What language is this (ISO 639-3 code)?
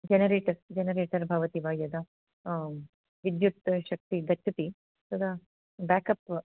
san